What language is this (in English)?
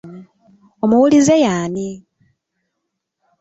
Ganda